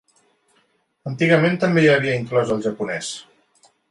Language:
Catalan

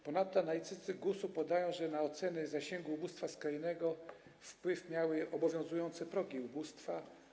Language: Polish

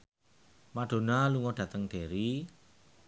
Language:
Javanese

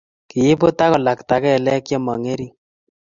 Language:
Kalenjin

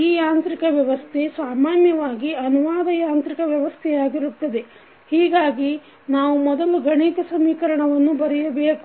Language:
Kannada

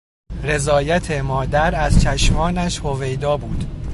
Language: Persian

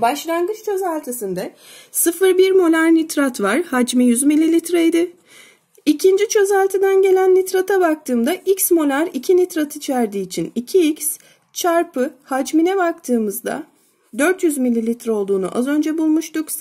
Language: Turkish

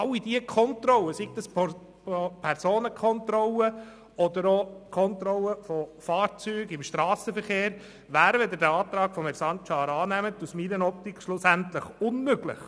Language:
Swiss German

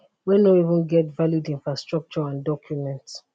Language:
Nigerian Pidgin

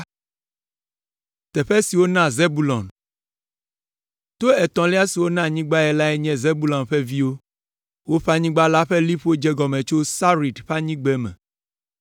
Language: Ewe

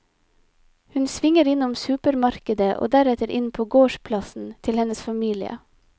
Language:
Norwegian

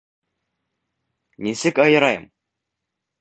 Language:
Bashkir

